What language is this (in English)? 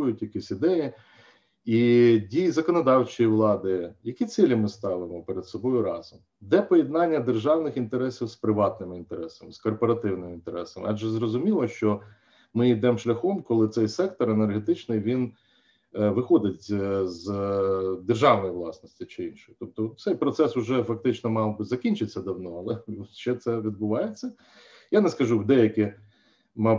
Ukrainian